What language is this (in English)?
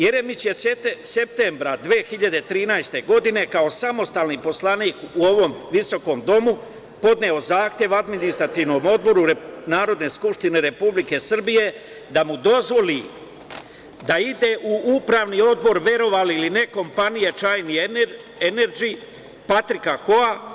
Serbian